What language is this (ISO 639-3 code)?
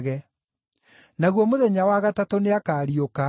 kik